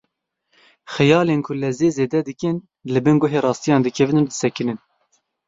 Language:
Kurdish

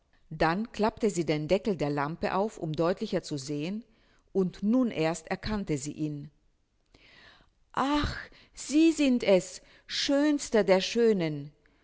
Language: German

